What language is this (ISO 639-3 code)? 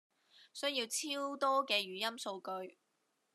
yue